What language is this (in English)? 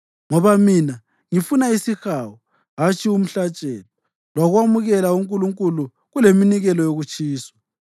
North Ndebele